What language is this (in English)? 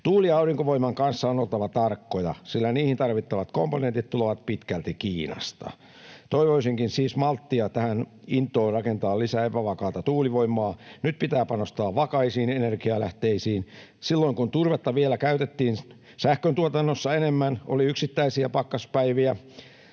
Finnish